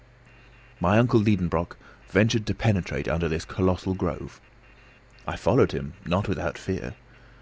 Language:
English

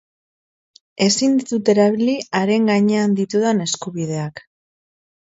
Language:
Basque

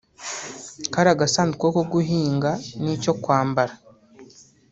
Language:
Kinyarwanda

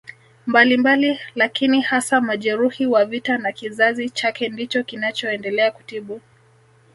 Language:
Swahili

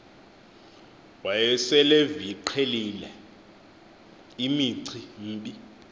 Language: Xhosa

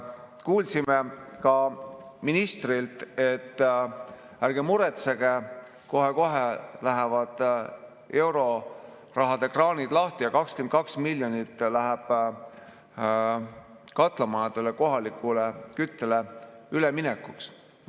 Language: Estonian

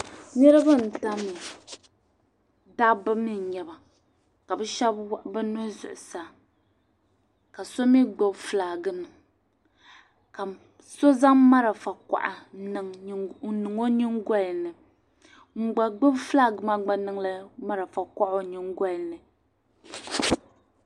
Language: Dagbani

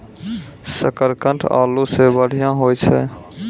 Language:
Maithili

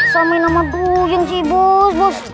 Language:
Indonesian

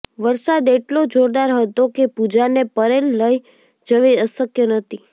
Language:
Gujarati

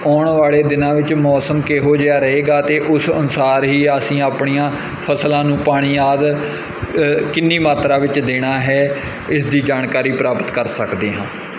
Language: Punjabi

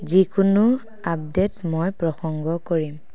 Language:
Assamese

